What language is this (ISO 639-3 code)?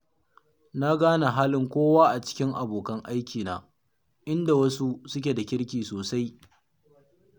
hau